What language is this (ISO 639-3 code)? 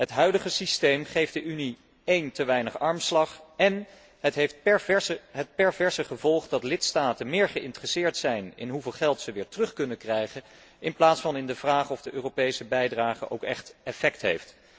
nld